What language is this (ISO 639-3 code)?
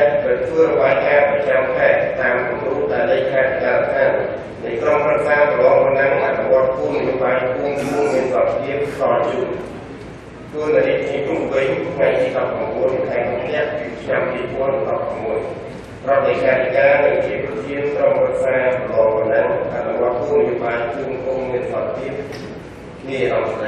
ell